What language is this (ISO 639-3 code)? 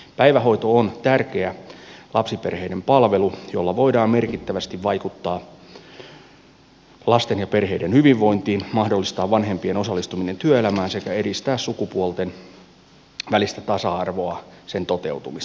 fin